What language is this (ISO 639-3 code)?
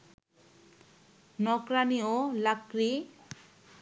ben